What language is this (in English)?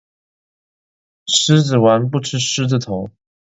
Chinese